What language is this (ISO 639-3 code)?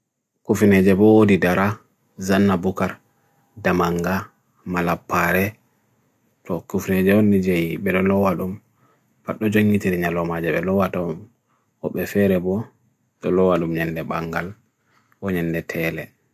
fui